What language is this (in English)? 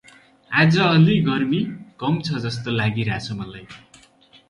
Nepali